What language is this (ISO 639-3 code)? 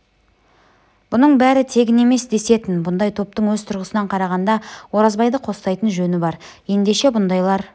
kaz